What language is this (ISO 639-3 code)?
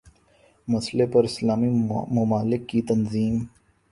urd